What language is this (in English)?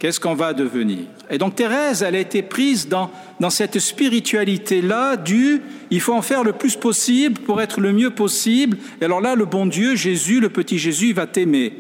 French